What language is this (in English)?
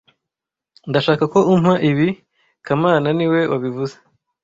Kinyarwanda